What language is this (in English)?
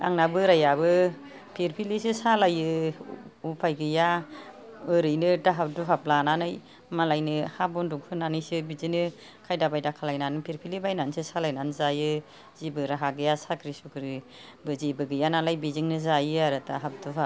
Bodo